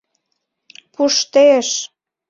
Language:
Mari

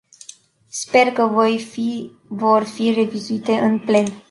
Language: Romanian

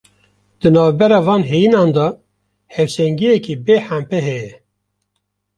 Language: Kurdish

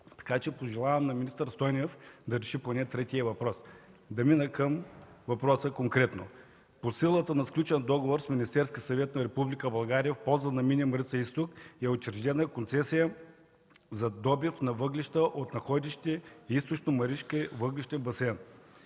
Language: Bulgarian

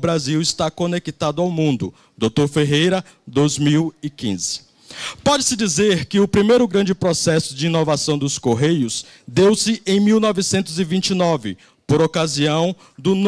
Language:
Portuguese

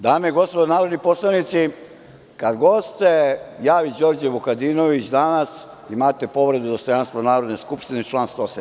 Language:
Serbian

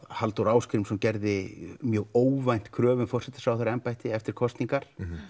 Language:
Icelandic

